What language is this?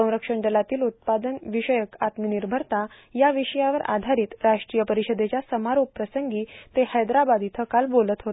Marathi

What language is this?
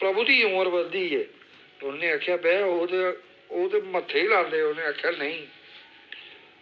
Dogri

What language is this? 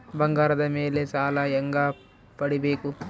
Kannada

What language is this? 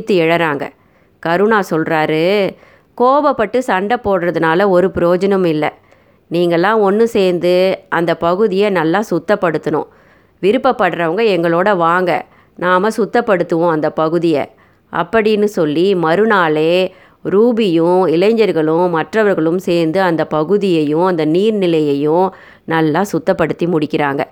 Tamil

